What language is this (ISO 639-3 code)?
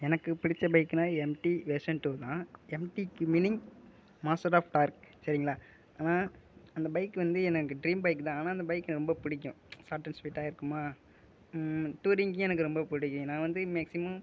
tam